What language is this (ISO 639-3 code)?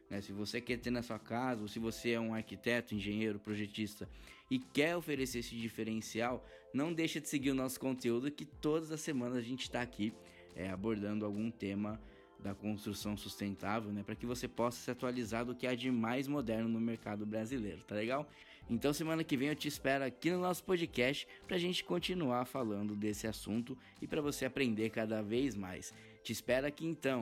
por